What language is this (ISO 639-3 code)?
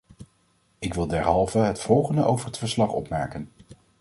nld